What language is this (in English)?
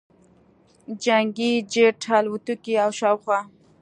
Pashto